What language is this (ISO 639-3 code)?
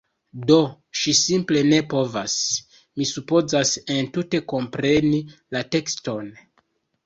epo